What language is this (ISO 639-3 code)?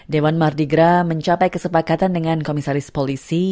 ind